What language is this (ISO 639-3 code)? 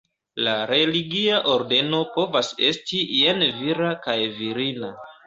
epo